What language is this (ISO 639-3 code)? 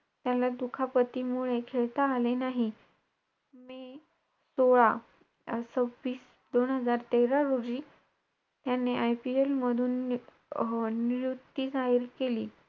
mar